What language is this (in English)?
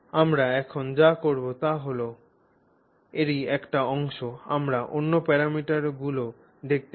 Bangla